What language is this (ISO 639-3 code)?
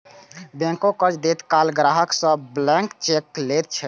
mai